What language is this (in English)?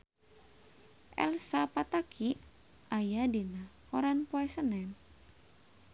Sundanese